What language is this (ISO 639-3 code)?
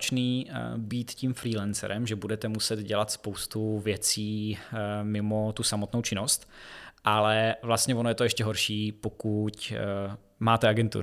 ces